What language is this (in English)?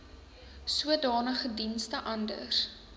Afrikaans